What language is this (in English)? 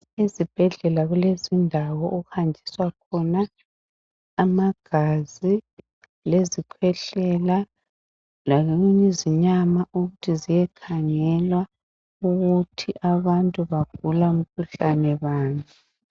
North Ndebele